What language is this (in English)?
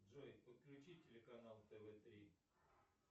Russian